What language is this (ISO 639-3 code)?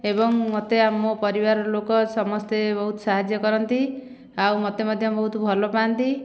ori